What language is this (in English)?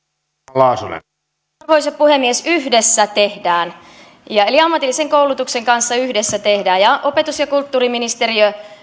Finnish